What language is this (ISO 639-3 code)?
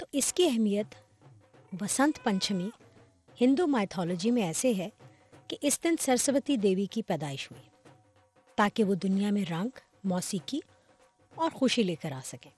urd